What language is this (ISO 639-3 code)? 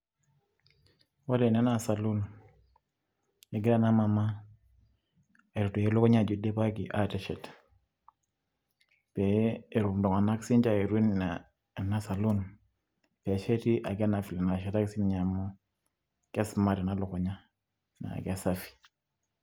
mas